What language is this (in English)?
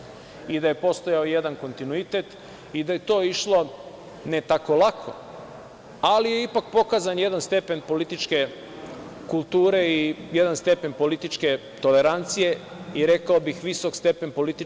Serbian